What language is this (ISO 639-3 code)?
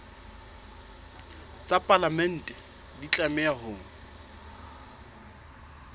sot